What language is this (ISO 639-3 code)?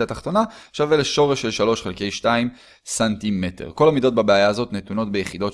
heb